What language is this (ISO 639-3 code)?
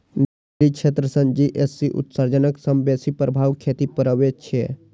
mai